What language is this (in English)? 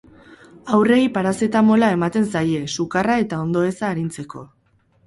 Basque